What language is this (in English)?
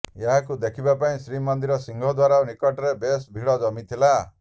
Odia